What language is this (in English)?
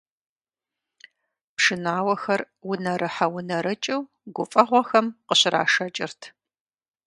Kabardian